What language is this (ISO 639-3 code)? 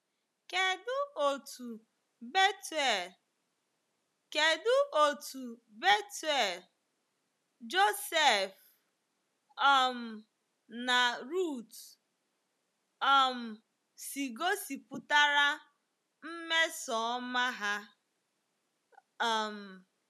ibo